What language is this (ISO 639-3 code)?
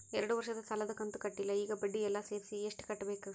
kan